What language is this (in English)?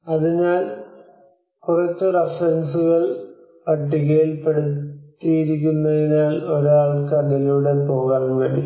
Malayalam